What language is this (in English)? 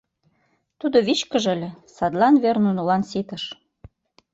Mari